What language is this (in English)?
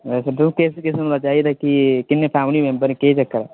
Dogri